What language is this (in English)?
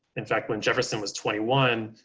English